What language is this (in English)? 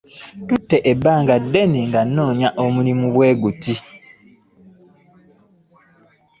Ganda